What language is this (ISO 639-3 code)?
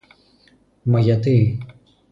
ell